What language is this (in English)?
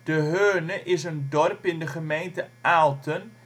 Dutch